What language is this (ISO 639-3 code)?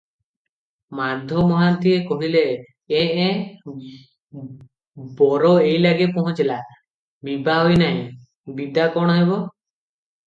ori